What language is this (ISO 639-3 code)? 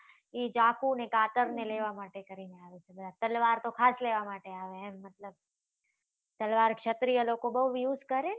guj